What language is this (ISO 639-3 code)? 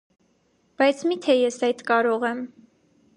hye